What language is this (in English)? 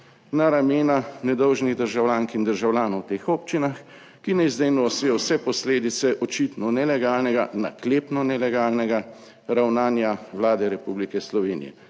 Slovenian